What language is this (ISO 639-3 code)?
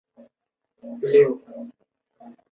zho